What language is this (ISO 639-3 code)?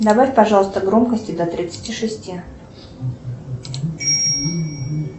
rus